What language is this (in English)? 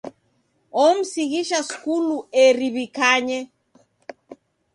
Taita